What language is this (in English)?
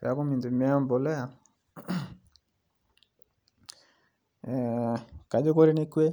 Masai